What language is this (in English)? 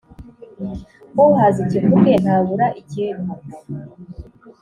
Kinyarwanda